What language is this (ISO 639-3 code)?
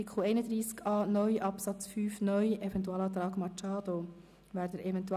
gsw